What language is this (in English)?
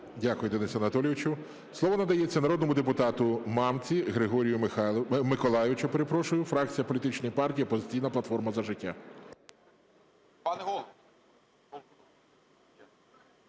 Ukrainian